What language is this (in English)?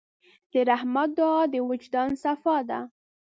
Pashto